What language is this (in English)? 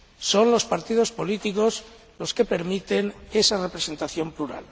Spanish